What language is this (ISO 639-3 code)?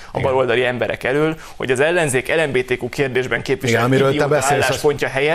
hun